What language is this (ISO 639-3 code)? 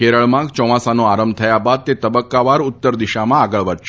guj